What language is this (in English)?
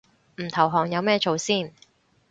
Cantonese